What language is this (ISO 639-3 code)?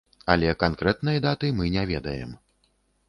bel